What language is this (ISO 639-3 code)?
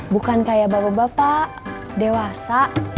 ind